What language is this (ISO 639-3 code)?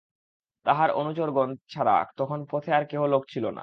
ben